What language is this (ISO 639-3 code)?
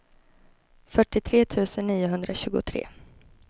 swe